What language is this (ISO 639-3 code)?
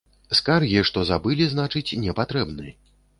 bel